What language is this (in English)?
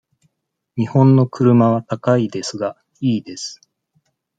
Japanese